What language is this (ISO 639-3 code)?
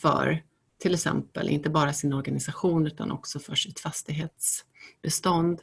swe